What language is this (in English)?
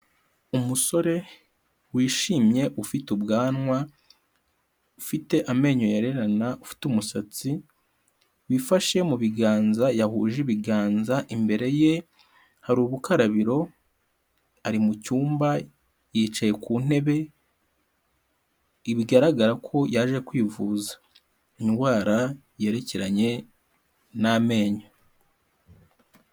Kinyarwanda